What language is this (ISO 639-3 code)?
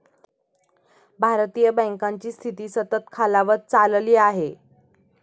mar